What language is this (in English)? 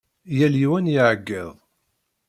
Kabyle